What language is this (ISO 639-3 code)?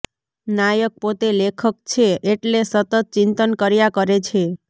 guj